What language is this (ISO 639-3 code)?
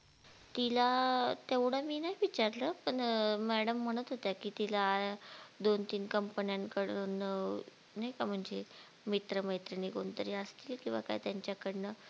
mar